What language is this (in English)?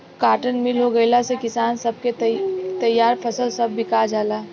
Bhojpuri